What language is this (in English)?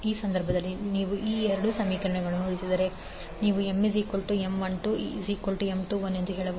Kannada